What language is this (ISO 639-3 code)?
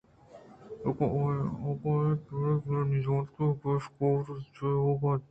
bgp